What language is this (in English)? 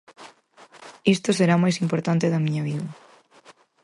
Galician